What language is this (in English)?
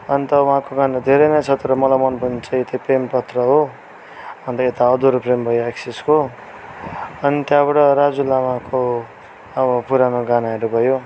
Nepali